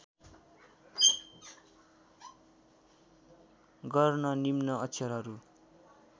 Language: Nepali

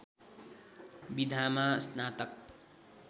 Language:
Nepali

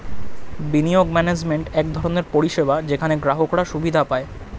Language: Bangla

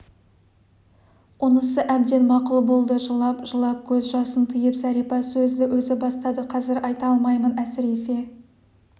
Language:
Kazakh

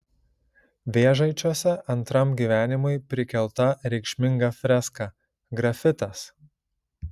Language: Lithuanian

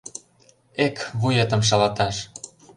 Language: Mari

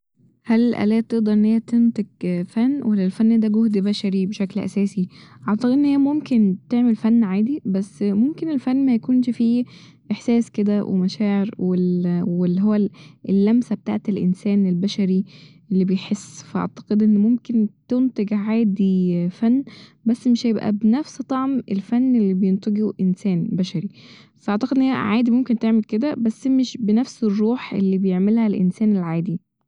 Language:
Egyptian Arabic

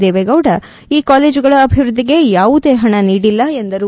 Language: Kannada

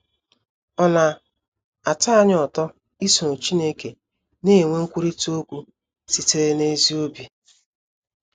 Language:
Igbo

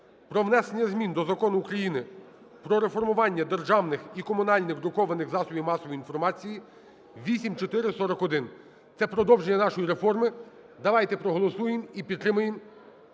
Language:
Ukrainian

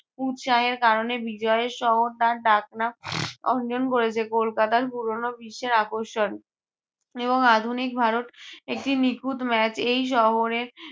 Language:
Bangla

